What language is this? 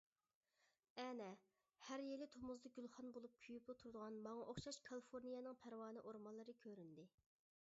Uyghur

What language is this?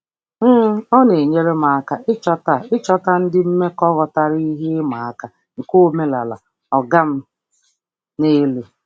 Igbo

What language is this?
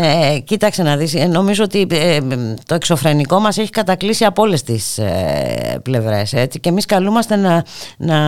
Greek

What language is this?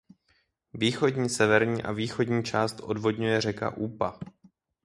Czech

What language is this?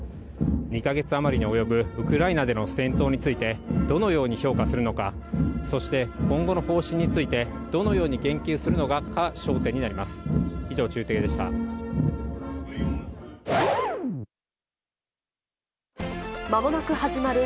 Japanese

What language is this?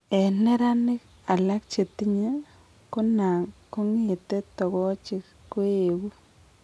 Kalenjin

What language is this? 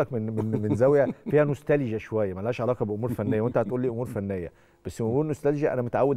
Arabic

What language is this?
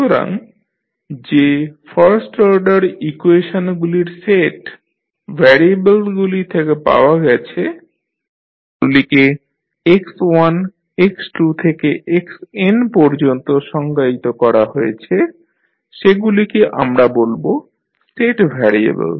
Bangla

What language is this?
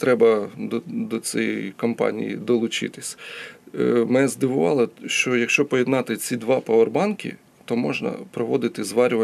Ukrainian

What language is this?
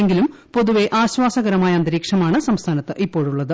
Malayalam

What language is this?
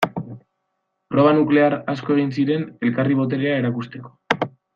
Basque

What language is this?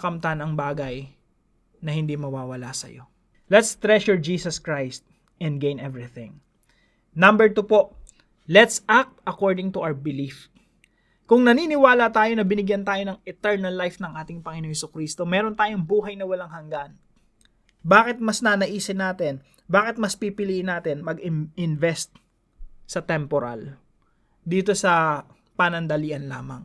Filipino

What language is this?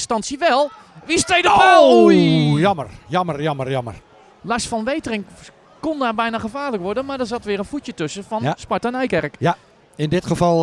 Dutch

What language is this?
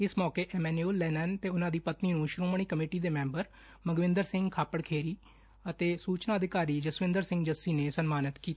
Punjabi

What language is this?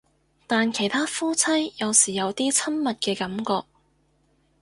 Cantonese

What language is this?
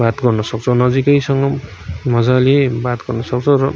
Nepali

